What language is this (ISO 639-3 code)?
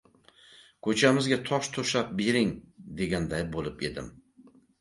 uzb